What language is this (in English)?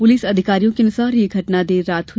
Hindi